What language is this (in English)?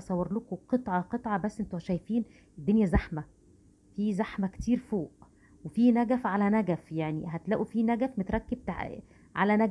Arabic